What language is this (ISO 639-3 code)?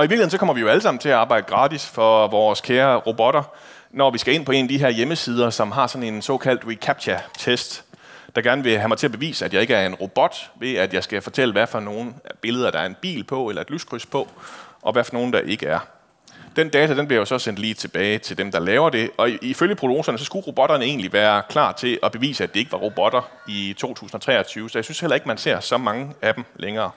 dan